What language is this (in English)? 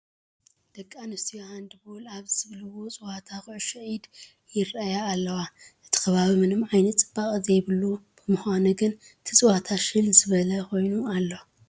Tigrinya